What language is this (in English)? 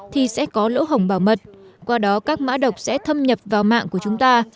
Vietnamese